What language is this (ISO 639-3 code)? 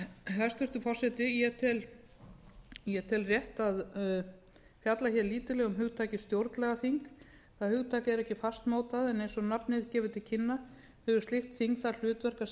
isl